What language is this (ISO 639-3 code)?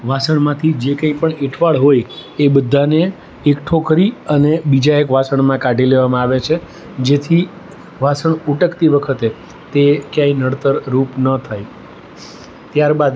guj